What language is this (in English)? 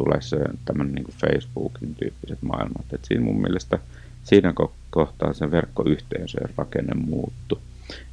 Finnish